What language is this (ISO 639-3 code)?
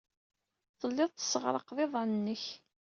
kab